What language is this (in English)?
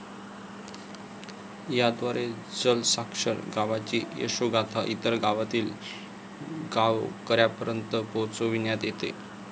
Marathi